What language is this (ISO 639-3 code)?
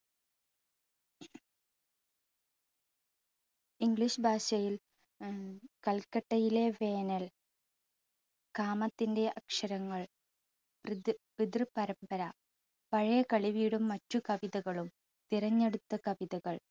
mal